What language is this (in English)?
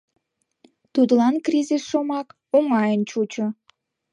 Mari